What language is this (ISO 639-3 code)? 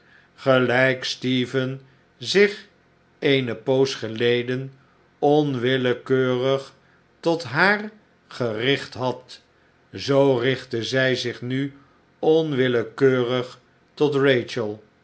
nld